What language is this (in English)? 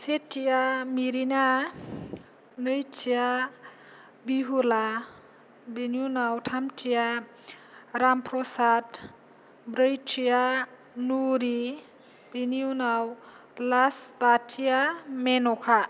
Bodo